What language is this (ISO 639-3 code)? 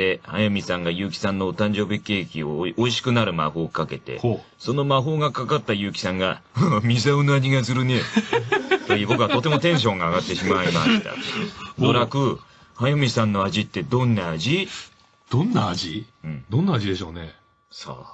jpn